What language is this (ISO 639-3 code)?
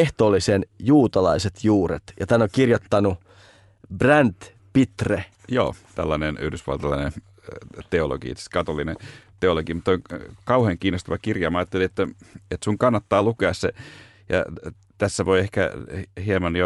fin